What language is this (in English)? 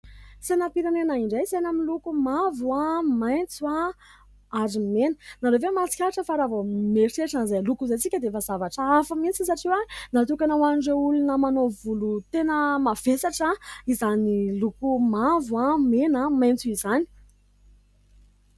Malagasy